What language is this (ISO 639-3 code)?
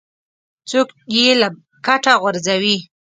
pus